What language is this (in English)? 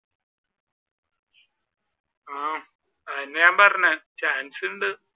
Malayalam